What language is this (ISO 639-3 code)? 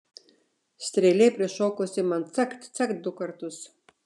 lit